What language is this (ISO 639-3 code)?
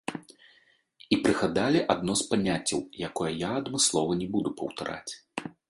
bel